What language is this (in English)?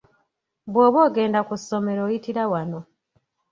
Ganda